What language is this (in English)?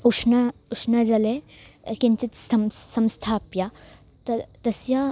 Sanskrit